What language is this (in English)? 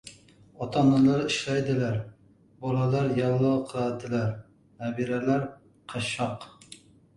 Uzbek